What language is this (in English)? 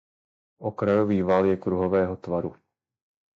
Czech